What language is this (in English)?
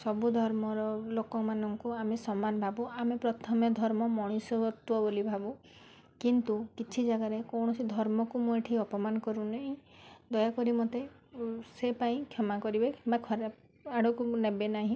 Odia